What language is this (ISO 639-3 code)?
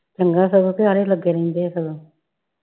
pan